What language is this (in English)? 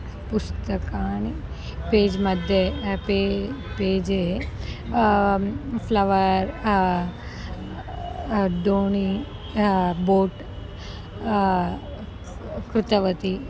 Sanskrit